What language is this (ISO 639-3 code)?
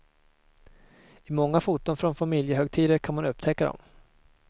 swe